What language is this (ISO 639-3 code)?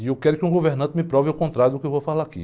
por